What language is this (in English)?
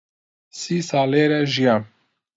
Central Kurdish